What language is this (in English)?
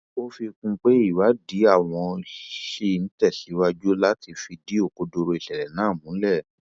Yoruba